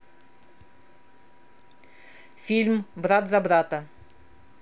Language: Russian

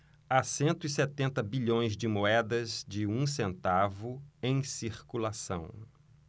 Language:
Portuguese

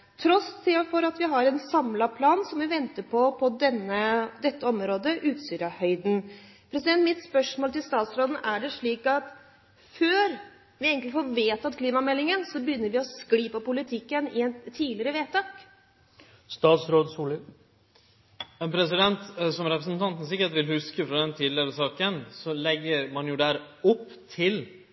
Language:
Norwegian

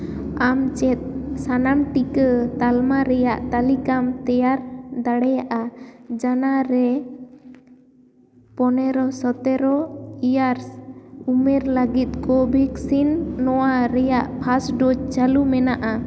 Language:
Santali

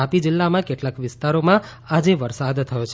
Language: Gujarati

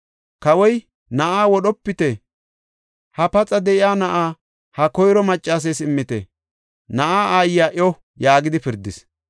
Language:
Gofa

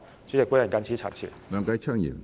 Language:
Cantonese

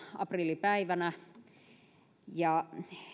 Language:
Finnish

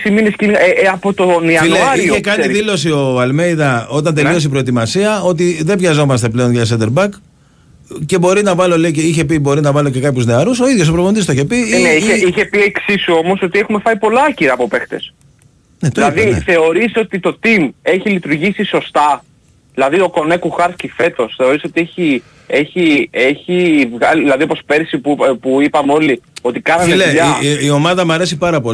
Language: Greek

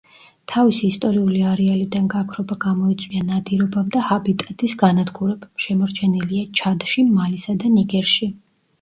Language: Georgian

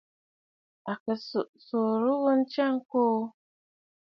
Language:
Bafut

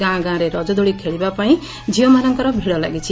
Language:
Odia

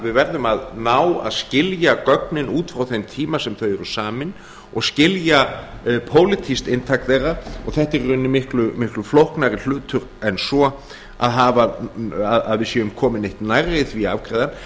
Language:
Icelandic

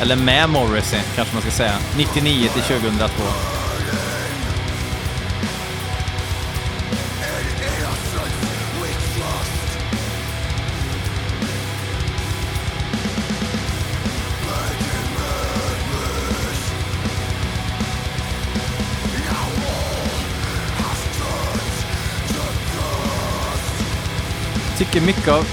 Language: Swedish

